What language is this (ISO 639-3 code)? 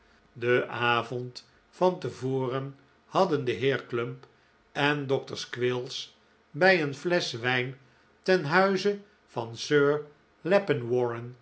nld